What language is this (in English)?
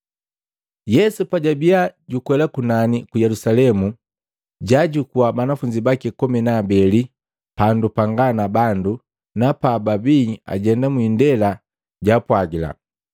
Matengo